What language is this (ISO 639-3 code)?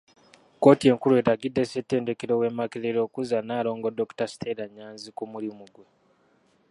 lug